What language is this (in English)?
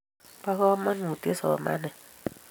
Kalenjin